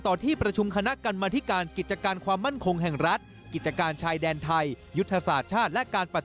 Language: Thai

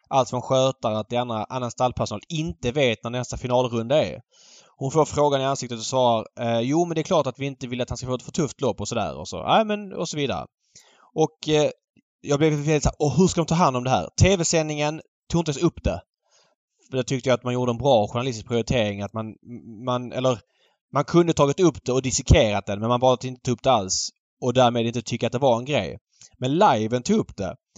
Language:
Swedish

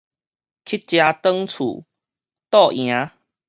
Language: Min Nan Chinese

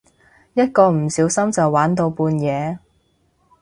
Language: Cantonese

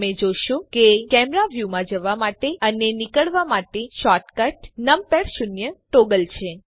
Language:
Gujarati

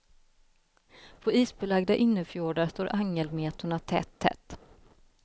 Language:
Swedish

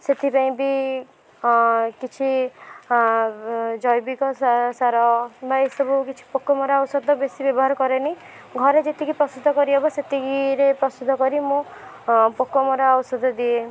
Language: Odia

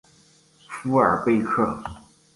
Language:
Chinese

